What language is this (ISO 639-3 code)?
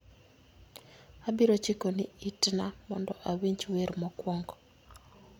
luo